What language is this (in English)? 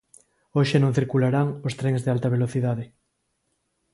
Galician